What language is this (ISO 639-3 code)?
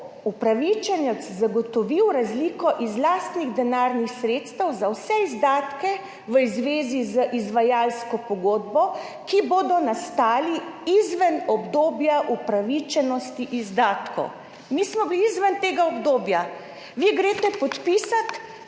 slv